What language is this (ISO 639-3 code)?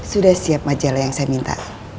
ind